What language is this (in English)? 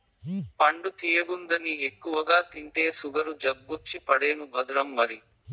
Telugu